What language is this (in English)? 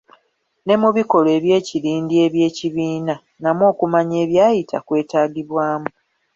Ganda